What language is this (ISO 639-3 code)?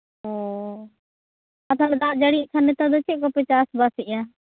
sat